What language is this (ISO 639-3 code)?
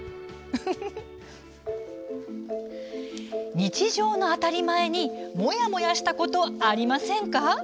jpn